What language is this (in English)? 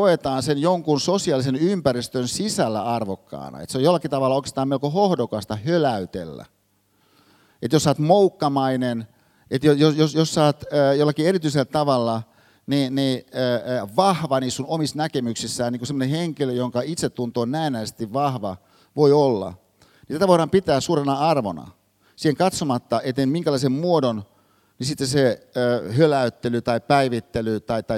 Finnish